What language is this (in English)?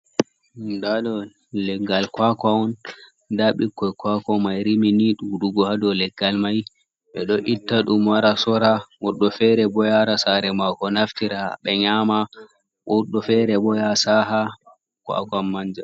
Fula